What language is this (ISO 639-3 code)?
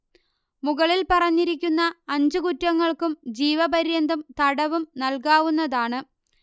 mal